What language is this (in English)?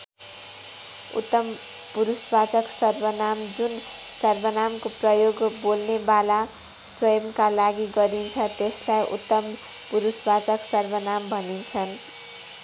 Nepali